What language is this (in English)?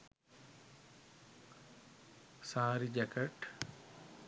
Sinhala